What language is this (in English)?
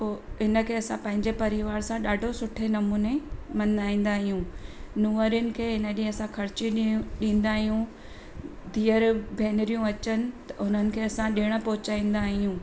Sindhi